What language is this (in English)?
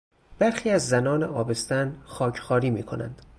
Persian